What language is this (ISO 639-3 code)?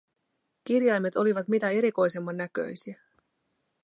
fin